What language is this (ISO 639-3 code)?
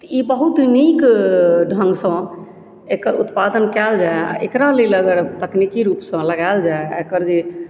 mai